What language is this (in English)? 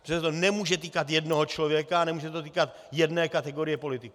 Czech